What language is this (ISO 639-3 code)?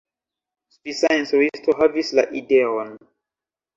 epo